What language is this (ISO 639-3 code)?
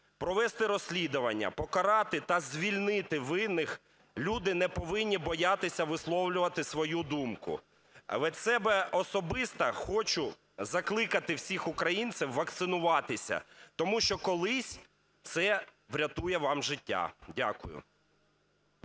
ukr